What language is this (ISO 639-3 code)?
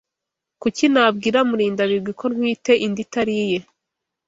kin